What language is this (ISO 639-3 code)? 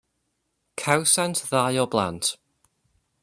cym